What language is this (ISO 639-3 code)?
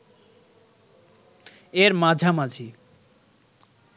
ben